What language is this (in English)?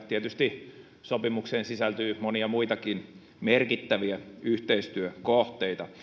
Finnish